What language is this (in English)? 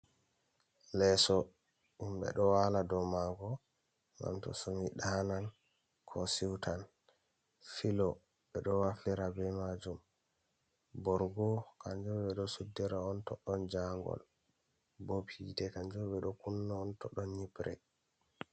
Fula